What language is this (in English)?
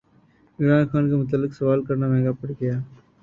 Urdu